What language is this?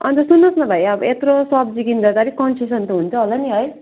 Nepali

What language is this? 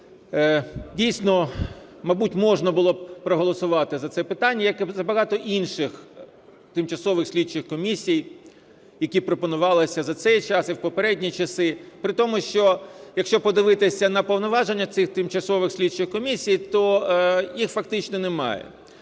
Ukrainian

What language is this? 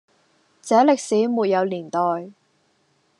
Cantonese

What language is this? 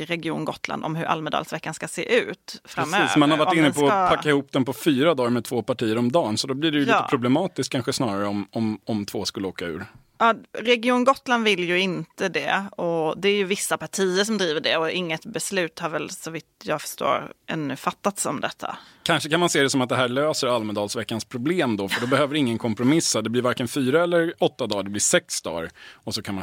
Swedish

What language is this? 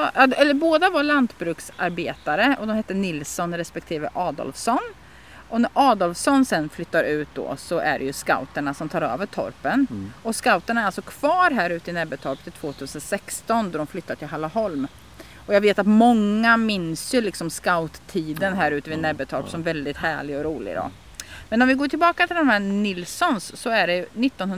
Swedish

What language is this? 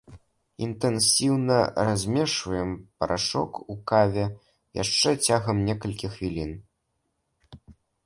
Belarusian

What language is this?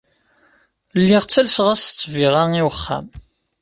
Kabyle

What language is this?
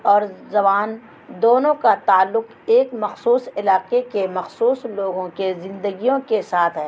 Urdu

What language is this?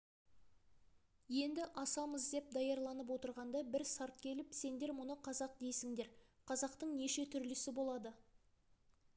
Kazakh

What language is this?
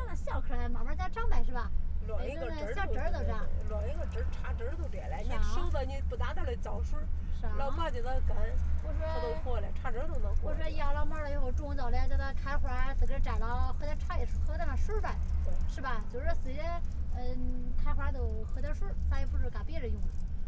Chinese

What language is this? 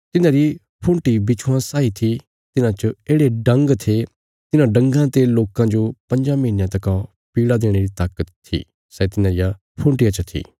Bilaspuri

